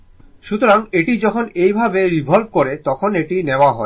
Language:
Bangla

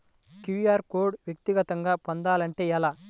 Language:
Telugu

